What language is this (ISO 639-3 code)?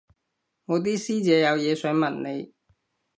yue